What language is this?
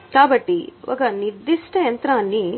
Telugu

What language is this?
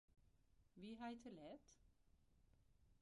Western Frisian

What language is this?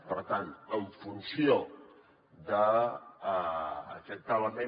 Catalan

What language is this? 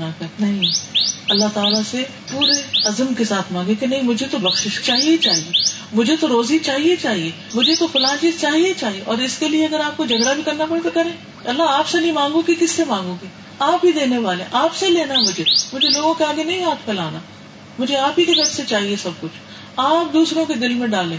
Urdu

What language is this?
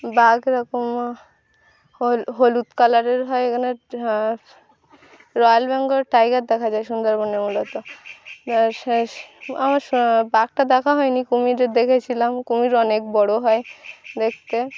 Bangla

